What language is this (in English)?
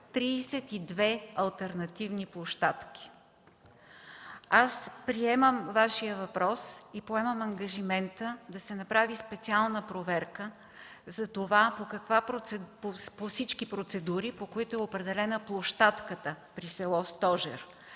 Bulgarian